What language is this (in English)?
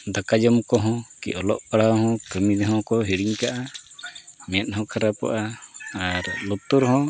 Santali